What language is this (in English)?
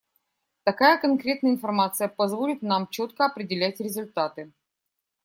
Russian